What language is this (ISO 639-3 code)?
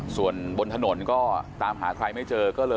tha